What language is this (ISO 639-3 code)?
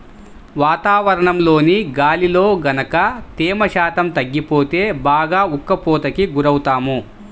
tel